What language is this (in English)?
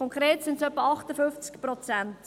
Swiss German